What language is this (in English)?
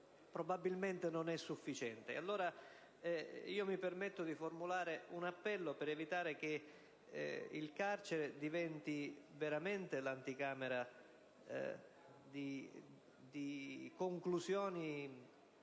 Italian